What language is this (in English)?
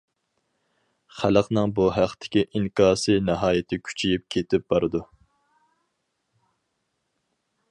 Uyghur